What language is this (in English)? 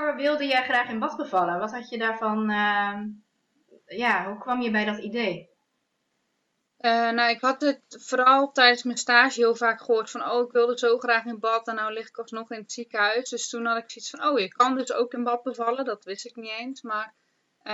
Dutch